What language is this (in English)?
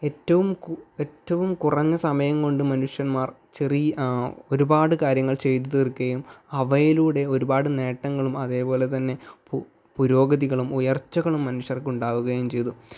Malayalam